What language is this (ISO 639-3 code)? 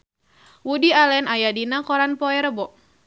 sun